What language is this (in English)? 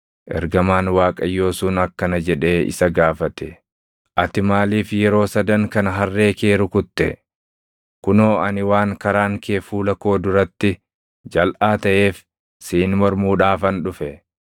Oromo